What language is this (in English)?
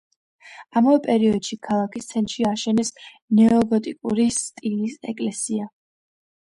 Georgian